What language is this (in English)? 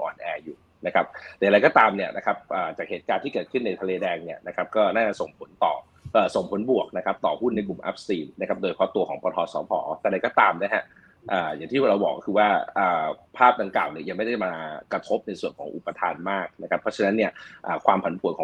Thai